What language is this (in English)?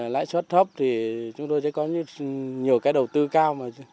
Vietnamese